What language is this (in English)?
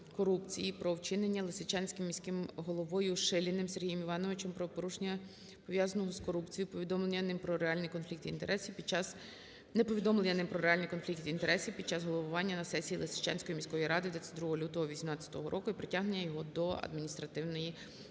Ukrainian